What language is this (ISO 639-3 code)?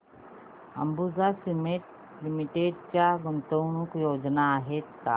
mar